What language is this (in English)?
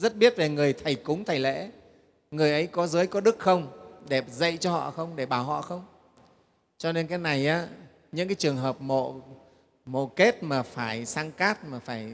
Vietnamese